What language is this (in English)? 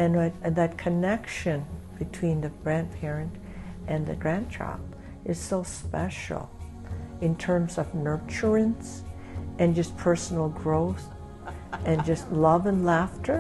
English